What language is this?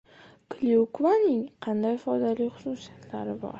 Uzbek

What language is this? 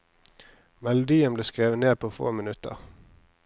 Norwegian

